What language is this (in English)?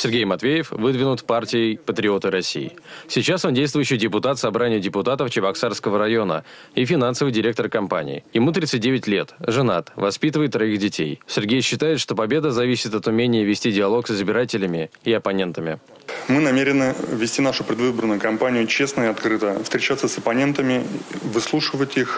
Russian